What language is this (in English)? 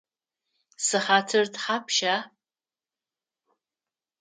Adyghe